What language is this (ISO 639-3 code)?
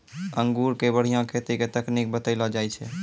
mai